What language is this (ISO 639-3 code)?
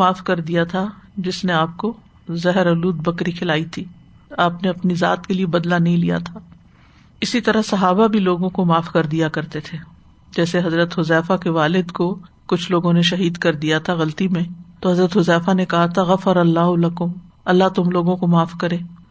urd